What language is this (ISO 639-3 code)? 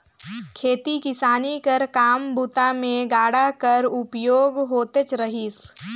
hne